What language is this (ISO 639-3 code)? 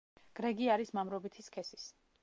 kat